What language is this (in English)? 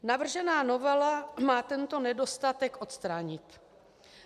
Czech